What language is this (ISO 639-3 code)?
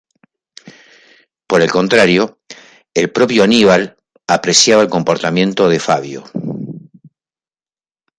spa